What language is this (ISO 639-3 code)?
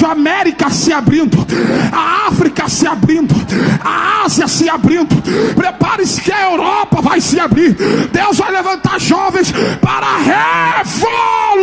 por